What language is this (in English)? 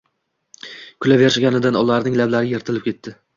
Uzbek